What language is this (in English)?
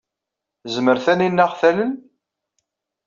Kabyle